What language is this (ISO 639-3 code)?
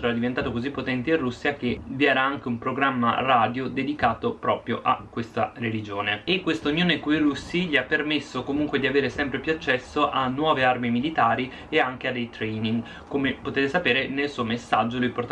ita